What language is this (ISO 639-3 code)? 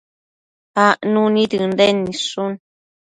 mcf